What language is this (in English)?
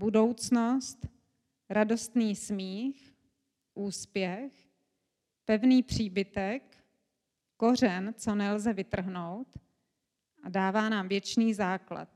Czech